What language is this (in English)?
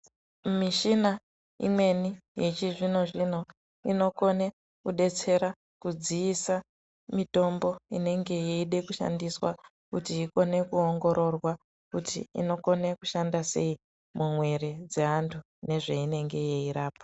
Ndau